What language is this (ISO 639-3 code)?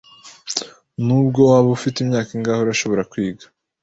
kin